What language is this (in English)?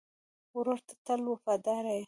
Pashto